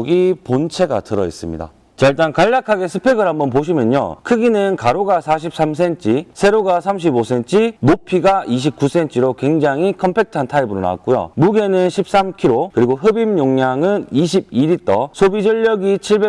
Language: Korean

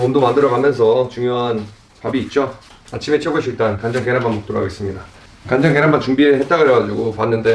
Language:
Korean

